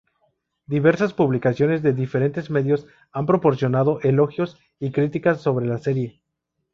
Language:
Spanish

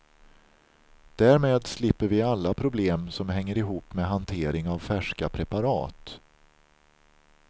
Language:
Swedish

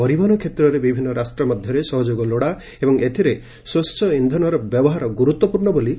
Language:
Odia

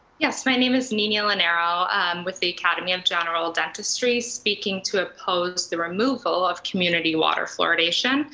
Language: English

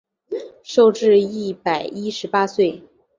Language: Chinese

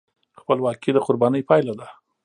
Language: Pashto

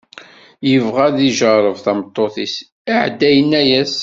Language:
Kabyle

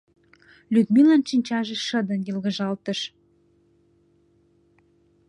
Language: Mari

